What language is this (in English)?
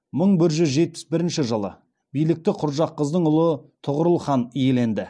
Kazakh